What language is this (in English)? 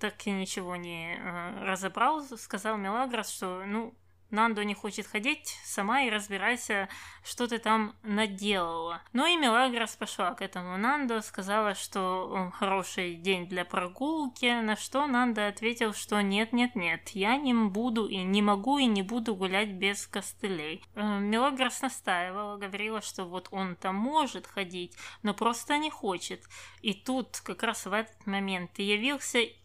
Russian